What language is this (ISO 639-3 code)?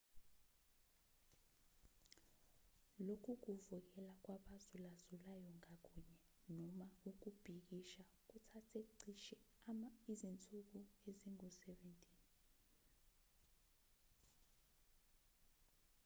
zul